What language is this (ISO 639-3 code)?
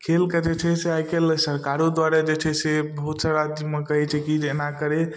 mai